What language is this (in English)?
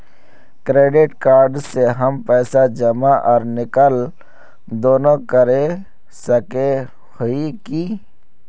Magahi